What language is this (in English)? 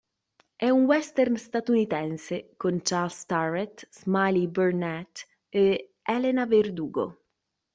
Italian